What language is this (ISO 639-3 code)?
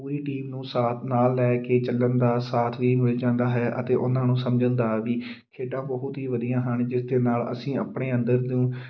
pan